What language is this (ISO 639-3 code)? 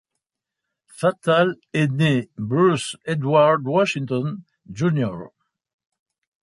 fra